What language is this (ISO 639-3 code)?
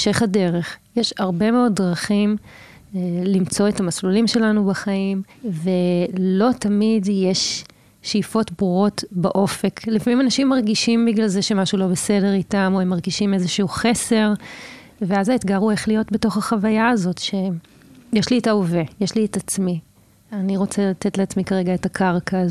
heb